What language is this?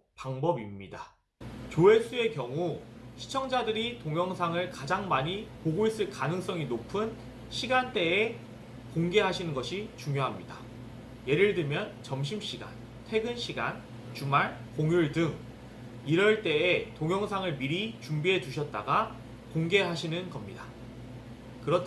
Korean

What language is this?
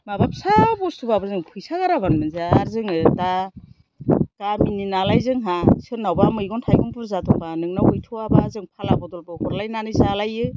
Bodo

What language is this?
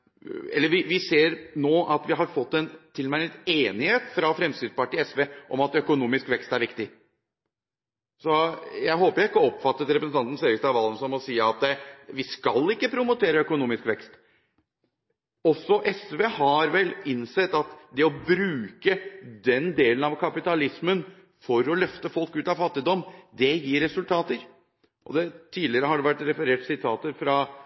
Norwegian Bokmål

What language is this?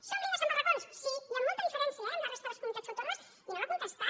Catalan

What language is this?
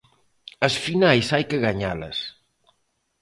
Galician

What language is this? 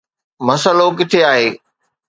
Sindhi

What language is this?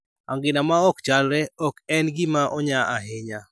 Luo (Kenya and Tanzania)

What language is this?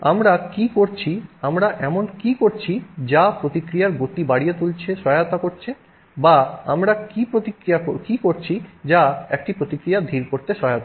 Bangla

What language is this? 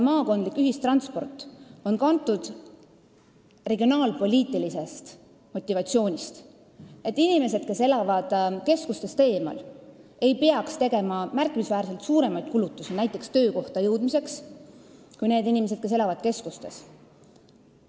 Estonian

